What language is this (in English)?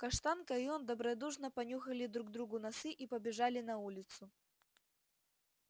Russian